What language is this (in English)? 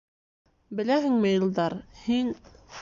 Bashkir